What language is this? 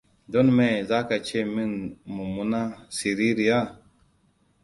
Hausa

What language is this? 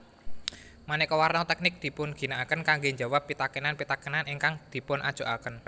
Javanese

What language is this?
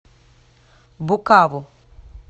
Russian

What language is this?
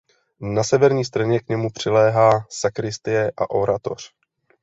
Czech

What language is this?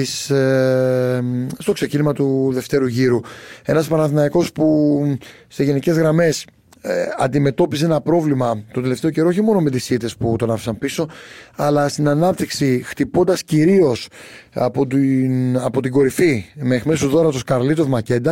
Greek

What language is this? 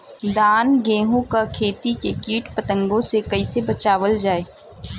Bhojpuri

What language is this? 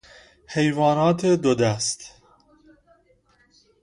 Persian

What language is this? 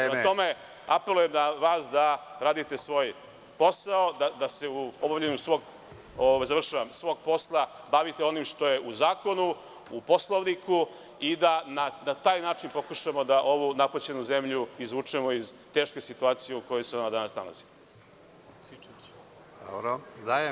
Serbian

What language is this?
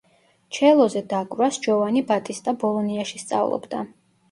Georgian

